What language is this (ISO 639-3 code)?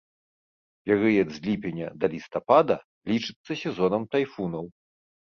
bel